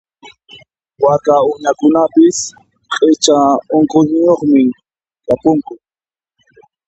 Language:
Puno Quechua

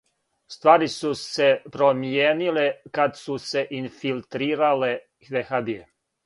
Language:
Serbian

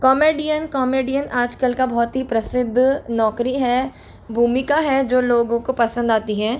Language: Hindi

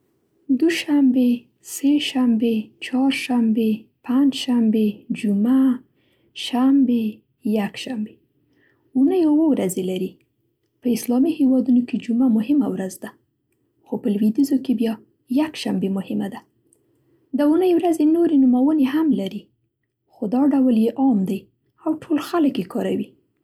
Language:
Central Pashto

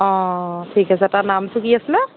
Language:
Assamese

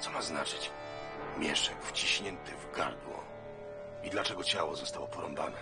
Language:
Polish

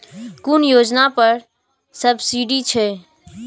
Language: Maithili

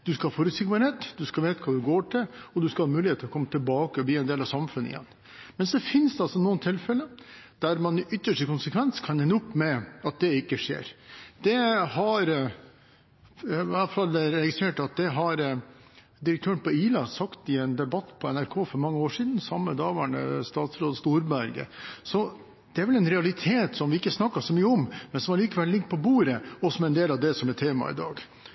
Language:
Norwegian Bokmål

